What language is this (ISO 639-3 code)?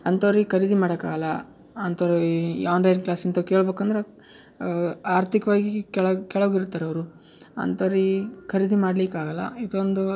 kan